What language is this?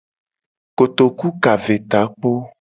Gen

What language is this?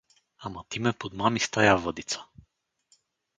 Bulgarian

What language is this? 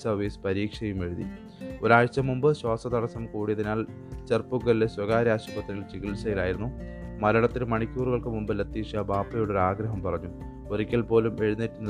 Malayalam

